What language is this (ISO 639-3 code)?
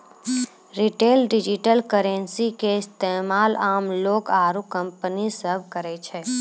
mai